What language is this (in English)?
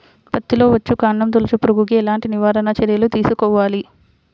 Telugu